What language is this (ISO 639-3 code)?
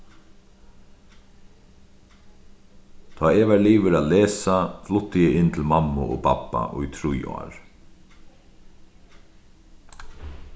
fao